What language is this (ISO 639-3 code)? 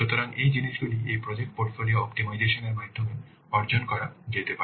ben